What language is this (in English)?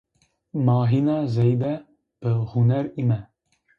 Zaza